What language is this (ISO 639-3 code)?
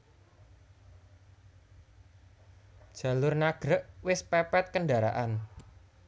jav